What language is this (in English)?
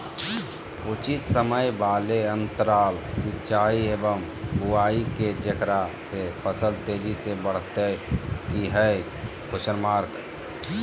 Magahi